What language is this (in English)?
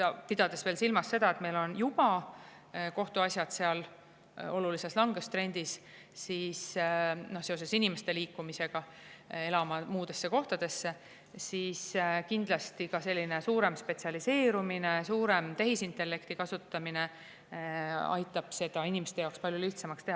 Estonian